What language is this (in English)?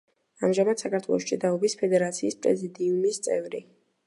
Georgian